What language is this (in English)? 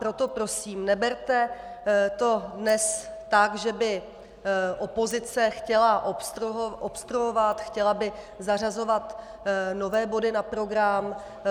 Czech